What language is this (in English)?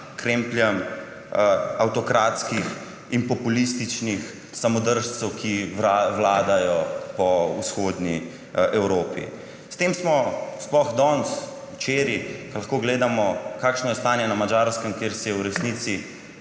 Slovenian